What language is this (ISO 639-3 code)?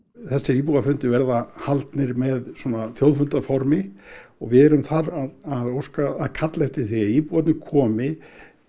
isl